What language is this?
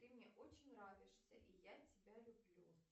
Russian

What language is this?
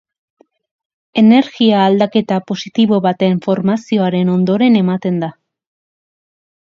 Basque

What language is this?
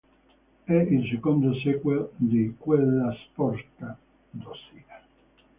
Italian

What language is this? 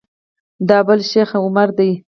Pashto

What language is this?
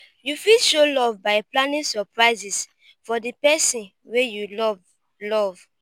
Nigerian Pidgin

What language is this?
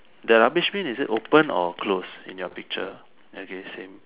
English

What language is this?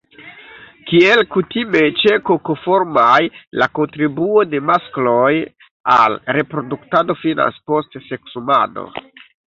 Esperanto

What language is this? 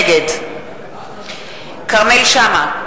Hebrew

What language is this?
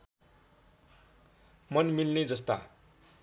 Nepali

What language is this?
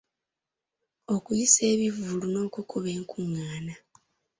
Ganda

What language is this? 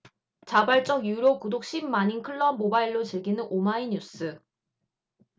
Korean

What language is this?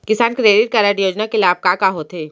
Chhattisgarhi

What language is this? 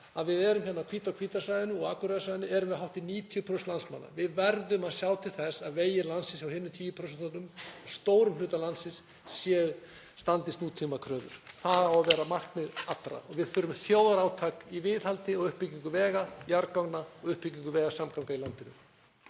Icelandic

